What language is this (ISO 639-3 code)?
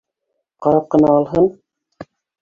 bak